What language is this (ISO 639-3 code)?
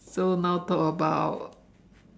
eng